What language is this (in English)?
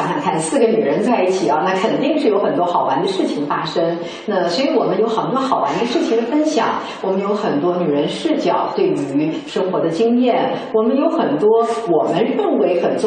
Chinese